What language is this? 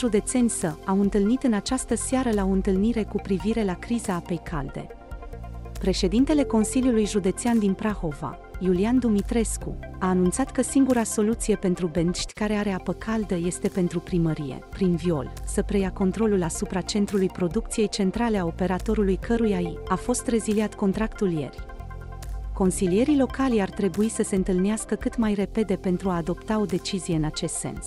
Romanian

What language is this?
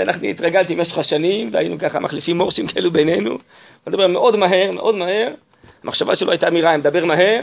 Hebrew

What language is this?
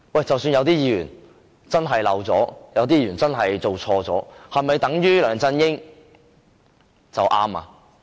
Cantonese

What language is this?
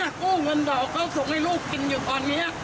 Thai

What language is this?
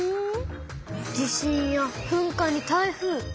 Japanese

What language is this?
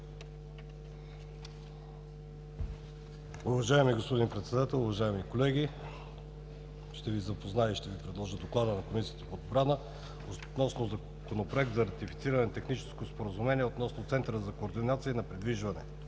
Bulgarian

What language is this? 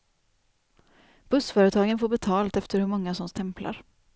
Swedish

